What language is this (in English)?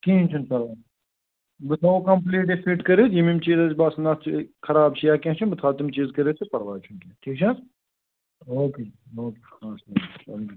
Kashmiri